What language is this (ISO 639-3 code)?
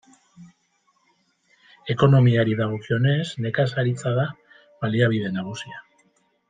eus